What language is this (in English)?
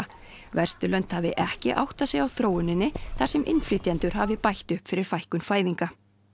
Icelandic